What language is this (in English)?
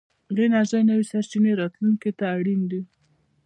Pashto